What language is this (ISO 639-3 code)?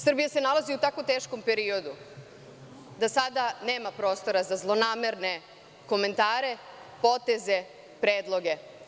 srp